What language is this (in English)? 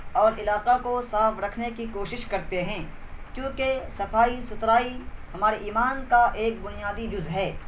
Urdu